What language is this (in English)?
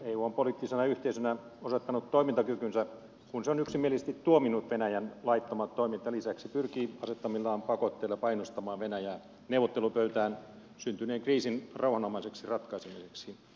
Finnish